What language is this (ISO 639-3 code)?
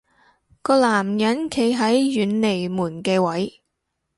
yue